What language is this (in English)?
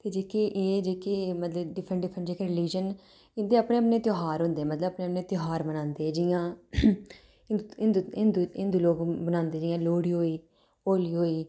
Dogri